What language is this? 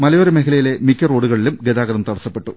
Malayalam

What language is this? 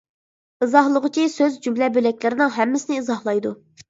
Uyghur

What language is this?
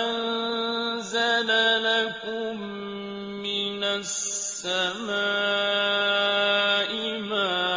Arabic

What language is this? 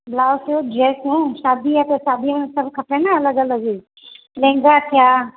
Sindhi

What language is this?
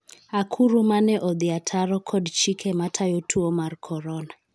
Luo (Kenya and Tanzania)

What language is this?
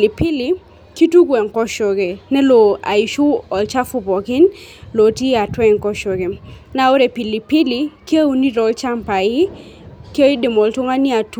Masai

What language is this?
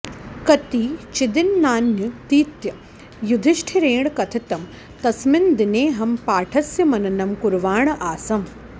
Sanskrit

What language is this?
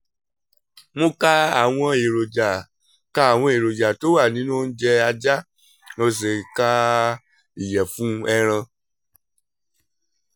Yoruba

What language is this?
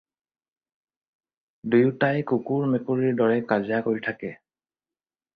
Assamese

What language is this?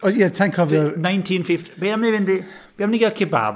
Welsh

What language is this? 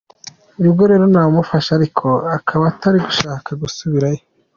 Kinyarwanda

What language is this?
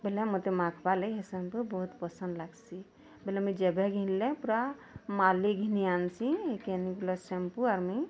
Odia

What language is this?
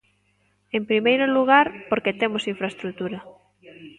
Galician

